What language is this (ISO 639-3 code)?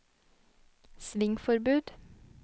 nor